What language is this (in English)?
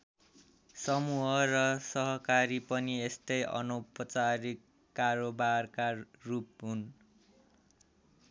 Nepali